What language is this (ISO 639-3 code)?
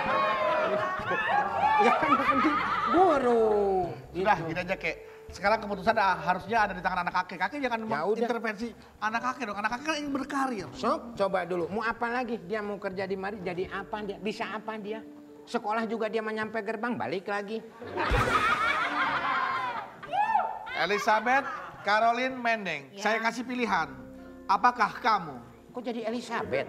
ind